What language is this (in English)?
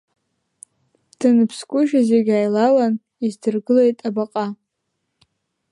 Abkhazian